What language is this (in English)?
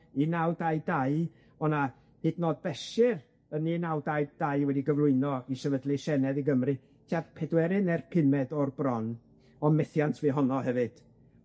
Welsh